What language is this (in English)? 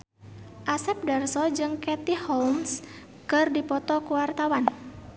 Sundanese